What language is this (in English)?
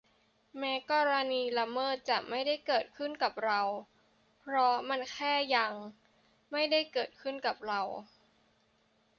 Thai